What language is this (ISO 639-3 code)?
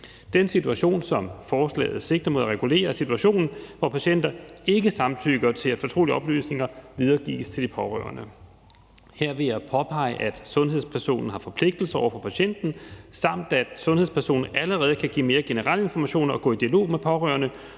dan